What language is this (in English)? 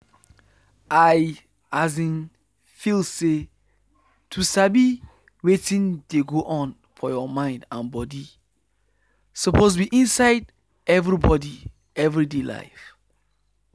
Nigerian Pidgin